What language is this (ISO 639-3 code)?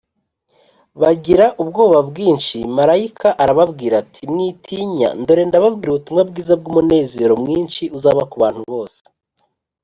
kin